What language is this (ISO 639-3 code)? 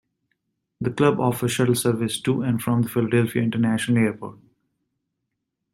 eng